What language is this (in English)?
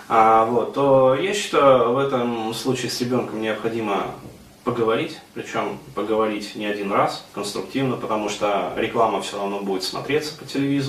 Russian